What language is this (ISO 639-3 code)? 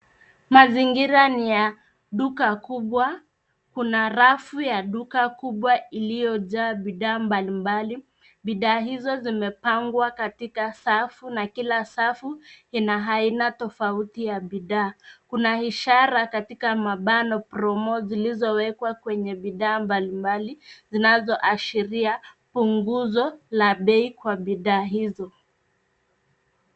swa